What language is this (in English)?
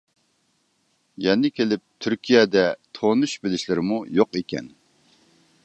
Uyghur